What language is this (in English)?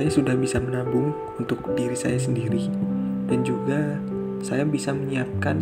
Indonesian